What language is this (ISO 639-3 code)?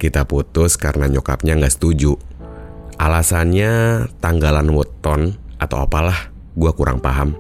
ind